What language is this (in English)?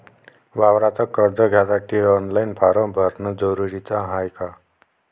Marathi